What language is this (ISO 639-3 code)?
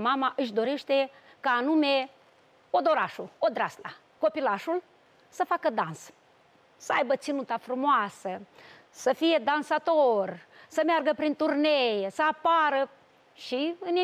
ron